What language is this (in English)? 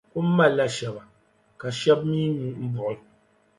Dagbani